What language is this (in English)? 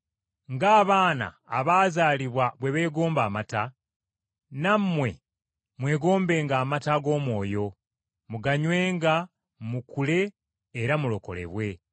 Ganda